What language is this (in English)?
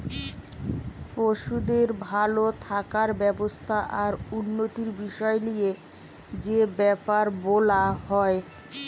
Bangla